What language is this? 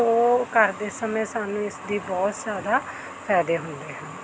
Punjabi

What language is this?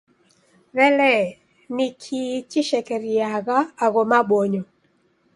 Taita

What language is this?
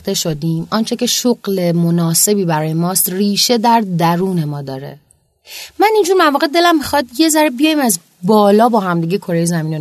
Persian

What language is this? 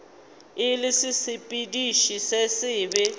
Northern Sotho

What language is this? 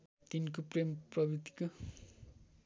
Nepali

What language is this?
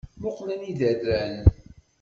Kabyle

